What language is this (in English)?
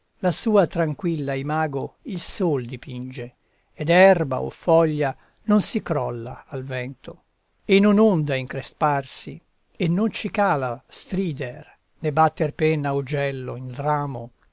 Italian